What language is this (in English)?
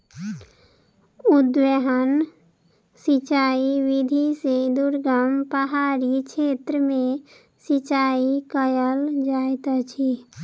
Maithili